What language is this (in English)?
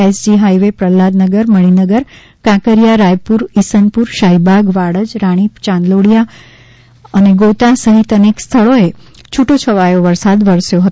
Gujarati